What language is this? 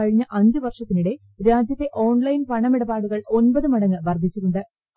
Malayalam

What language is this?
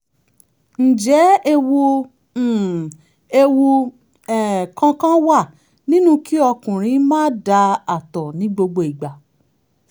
Yoruba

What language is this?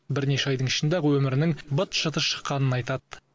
Kazakh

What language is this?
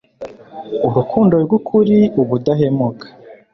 Kinyarwanda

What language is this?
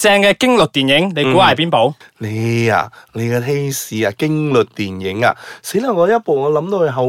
Chinese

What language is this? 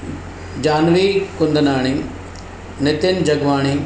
Sindhi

